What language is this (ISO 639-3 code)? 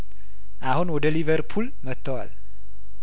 amh